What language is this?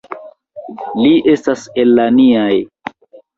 Esperanto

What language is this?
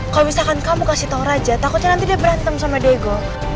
Indonesian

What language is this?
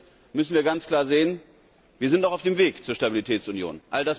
German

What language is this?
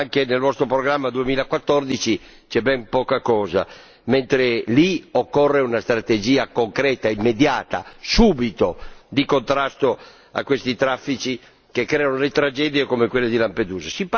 Italian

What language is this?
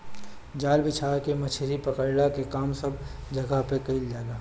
Bhojpuri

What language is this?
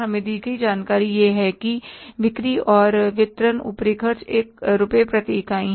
Hindi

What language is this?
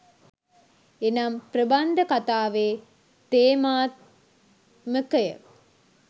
Sinhala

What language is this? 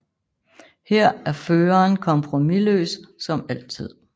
Danish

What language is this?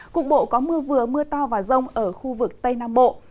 Vietnamese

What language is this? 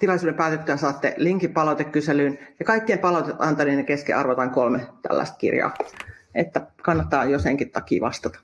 Finnish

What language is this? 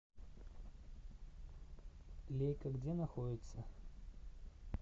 Russian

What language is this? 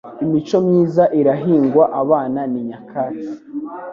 Kinyarwanda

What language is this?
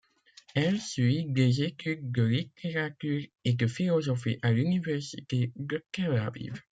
French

